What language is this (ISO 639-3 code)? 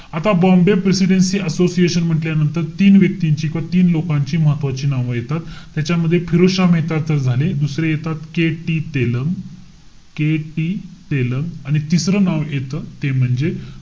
mar